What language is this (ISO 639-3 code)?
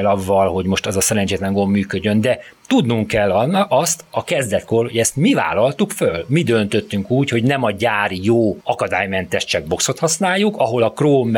hun